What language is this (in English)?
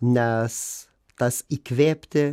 Lithuanian